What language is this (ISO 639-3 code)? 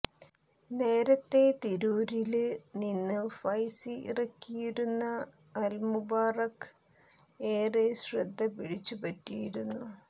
mal